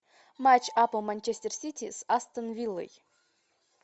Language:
Russian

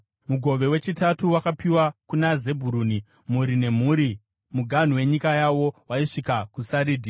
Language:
Shona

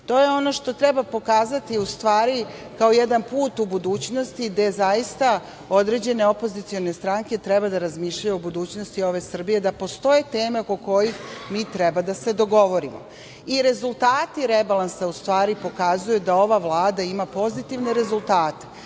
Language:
Serbian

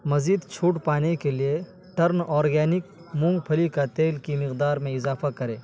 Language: Urdu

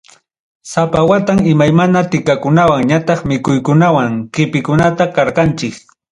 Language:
Ayacucho Quechua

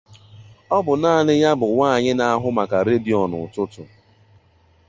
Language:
Igbo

